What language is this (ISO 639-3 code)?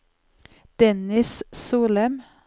nor